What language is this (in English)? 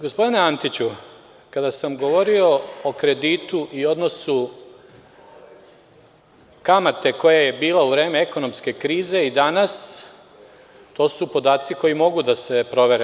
Serbian